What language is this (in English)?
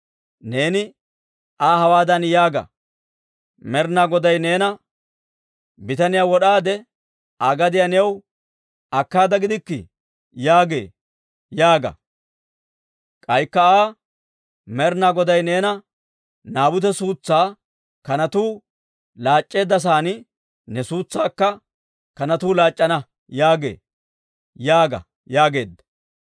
Dawro